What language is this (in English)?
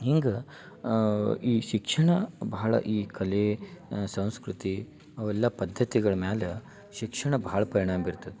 Kannada